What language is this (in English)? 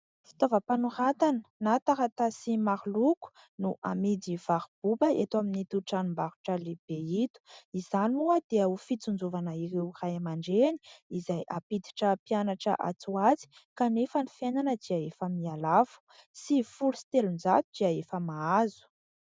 Malagasy